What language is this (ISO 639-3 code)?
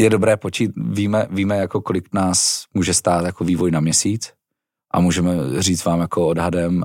ces